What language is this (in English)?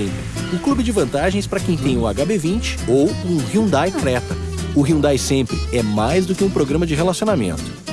Portuguese